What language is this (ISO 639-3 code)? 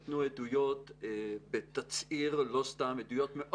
heb